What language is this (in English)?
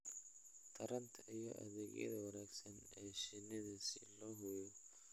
Somali